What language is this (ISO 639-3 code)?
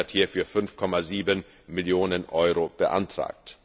deu